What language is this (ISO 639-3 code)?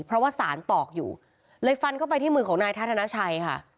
tha